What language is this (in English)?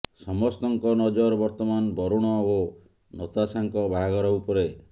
Odia